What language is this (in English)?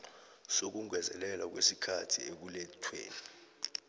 South Ndebele